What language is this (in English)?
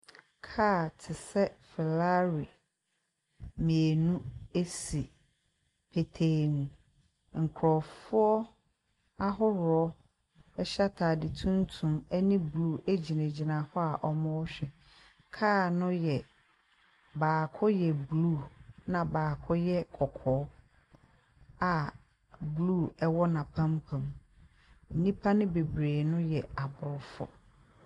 Akan